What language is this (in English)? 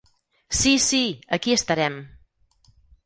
Catalan